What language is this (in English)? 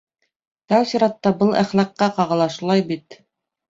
Bashkir